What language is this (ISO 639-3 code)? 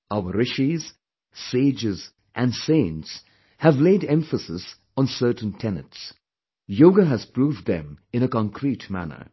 eng